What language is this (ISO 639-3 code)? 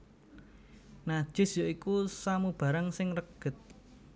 jav